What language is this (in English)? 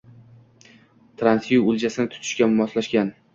Uzbek